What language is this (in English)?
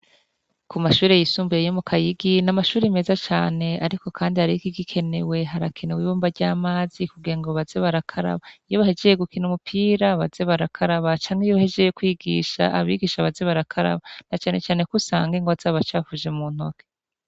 Rundi